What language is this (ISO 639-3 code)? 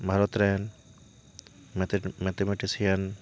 sat